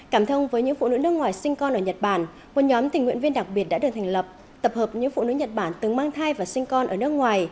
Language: Vietnamese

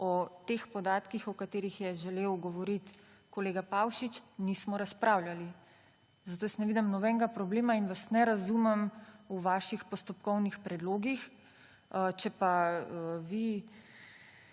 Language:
Slovenian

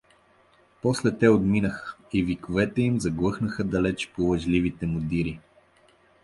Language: Bulgarian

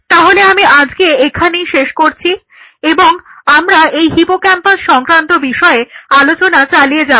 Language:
Bangla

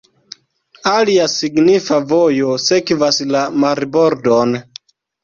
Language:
Esperanto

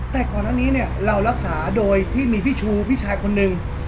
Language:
Thai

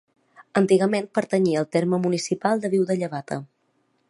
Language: Catalan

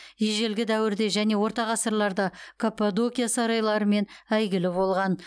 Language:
Kazakh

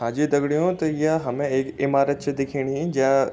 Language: Garhwali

